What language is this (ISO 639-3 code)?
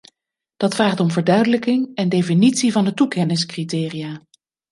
nld